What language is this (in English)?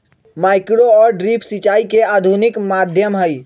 Magahi